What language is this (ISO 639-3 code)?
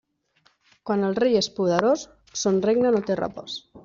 cat